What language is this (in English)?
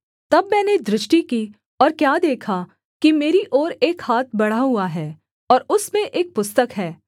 Hindi